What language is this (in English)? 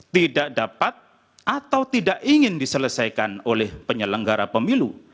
Indonesian